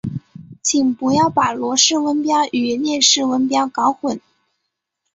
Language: Chinese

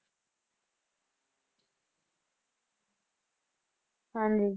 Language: Punjabi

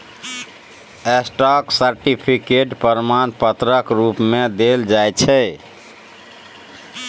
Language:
Maithili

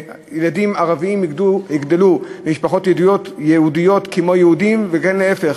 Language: Hebrew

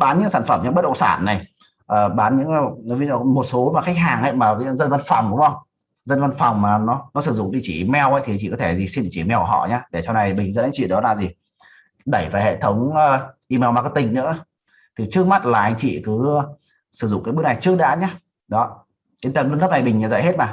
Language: Vietnamese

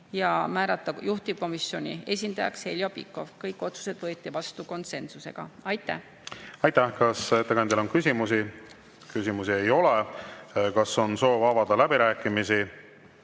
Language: Estonian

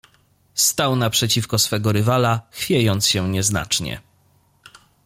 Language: Polish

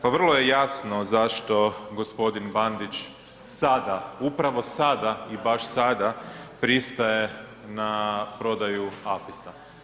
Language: Croatian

